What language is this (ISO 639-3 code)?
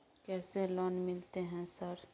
mai